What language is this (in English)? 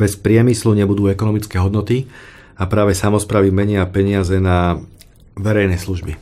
Slovak